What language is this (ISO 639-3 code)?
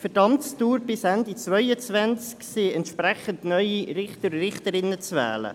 gsw